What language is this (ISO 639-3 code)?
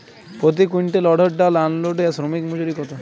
ben